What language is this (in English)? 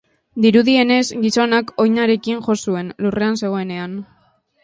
Basque